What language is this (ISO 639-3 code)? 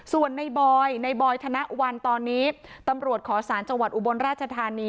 tha